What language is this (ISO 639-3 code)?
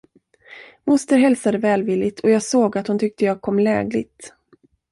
swe